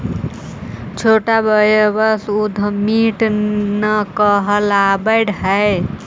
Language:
Magahi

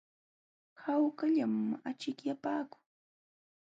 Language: Jauja Wanca Quechua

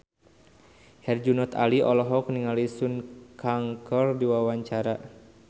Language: Sundanese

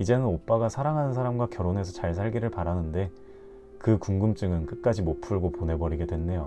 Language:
Korean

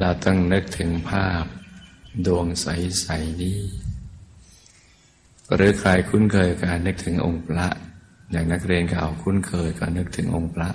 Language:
Thai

